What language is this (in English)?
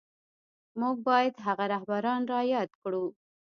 Pashto